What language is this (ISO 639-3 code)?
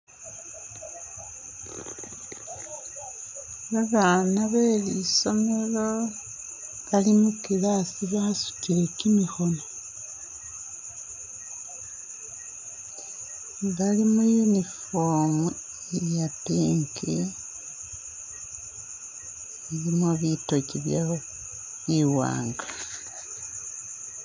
myx